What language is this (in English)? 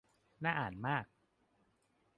Thai